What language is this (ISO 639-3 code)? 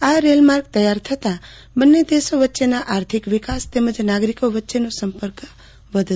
guj